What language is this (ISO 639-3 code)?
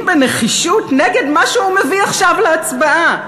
heb